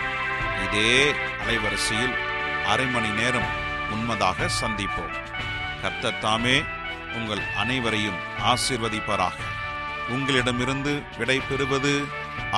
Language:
Tamil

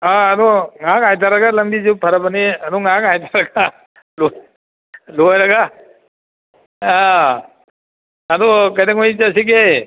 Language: Manipuri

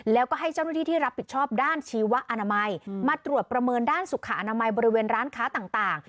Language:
Thai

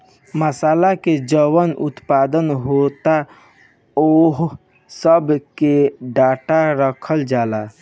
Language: Bhojpuri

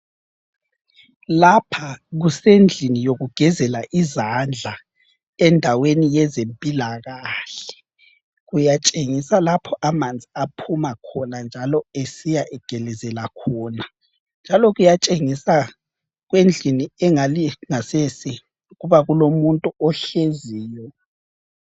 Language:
North Ndebele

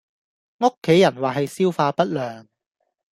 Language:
Cantonese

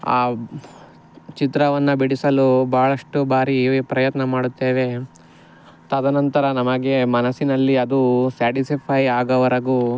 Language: Kannada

